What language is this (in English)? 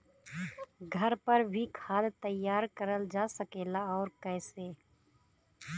Bhojpuri